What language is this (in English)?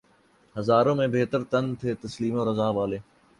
Urdu